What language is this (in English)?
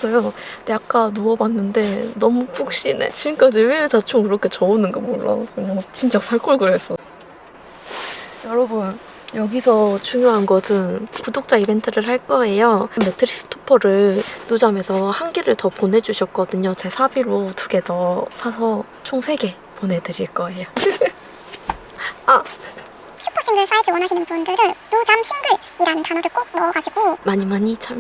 Korean